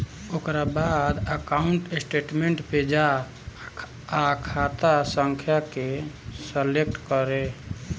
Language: Bhojpuri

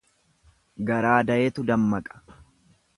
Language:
Oromo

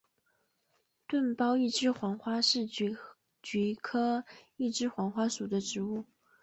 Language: Chinese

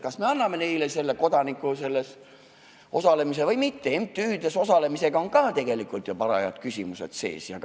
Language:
Estonian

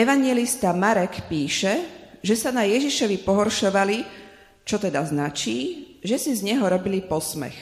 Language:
Slovak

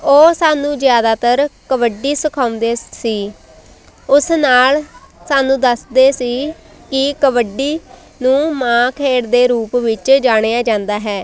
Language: Punjabi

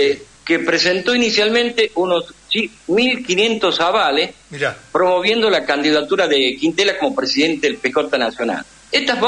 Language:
Spanish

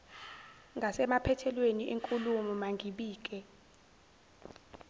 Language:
Zulu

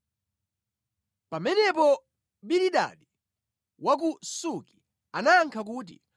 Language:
Nyanja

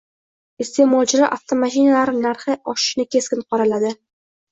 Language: Uzbek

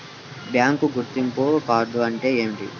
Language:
Telugu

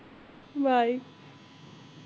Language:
Punjabi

